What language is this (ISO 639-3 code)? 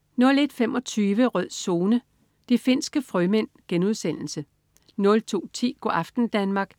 dan